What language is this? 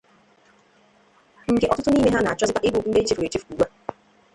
Igbo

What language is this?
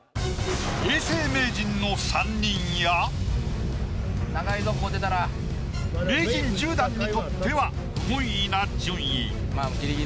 Japanese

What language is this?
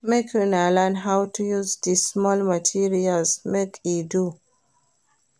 Nigerian Pidgin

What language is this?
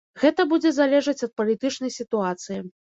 Belarusian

